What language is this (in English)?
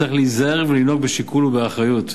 Hebrew